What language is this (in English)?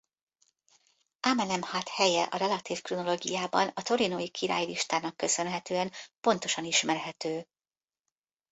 Hungarian